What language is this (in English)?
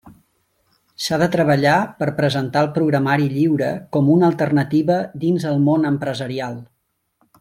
Catalan